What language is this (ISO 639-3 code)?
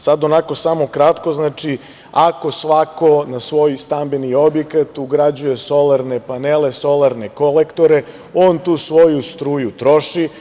srp